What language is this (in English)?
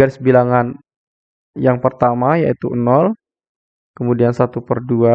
Indonesian